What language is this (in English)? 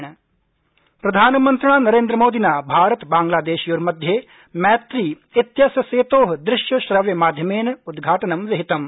Sanskrit